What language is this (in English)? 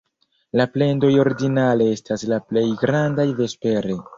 Esperanto